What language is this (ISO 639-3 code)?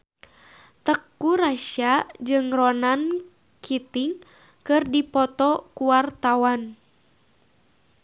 sun